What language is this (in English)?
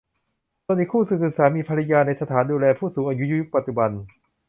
Thai